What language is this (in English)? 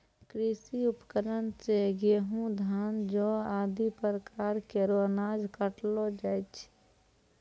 Maithili